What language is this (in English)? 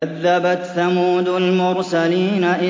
Arabic